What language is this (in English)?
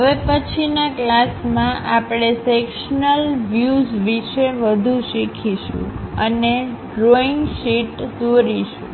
Gujarati